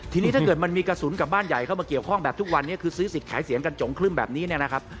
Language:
Thai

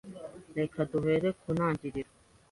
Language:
Kinyarwanda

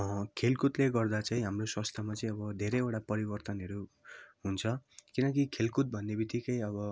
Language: Nepali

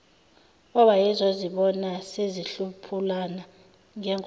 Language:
Zulu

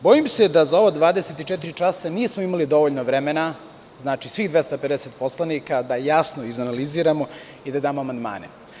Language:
Serbian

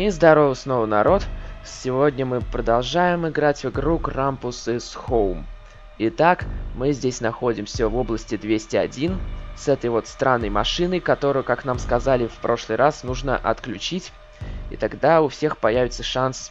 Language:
Russian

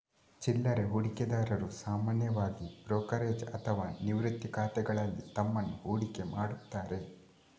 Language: Kannada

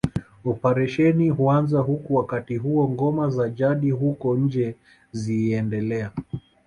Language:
Swahili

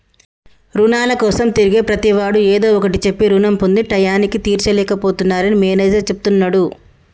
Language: Telugu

